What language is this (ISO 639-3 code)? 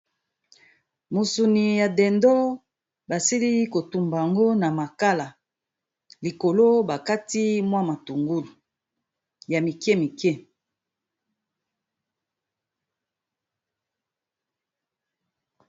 lin